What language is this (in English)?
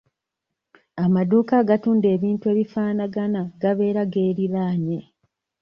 Ganda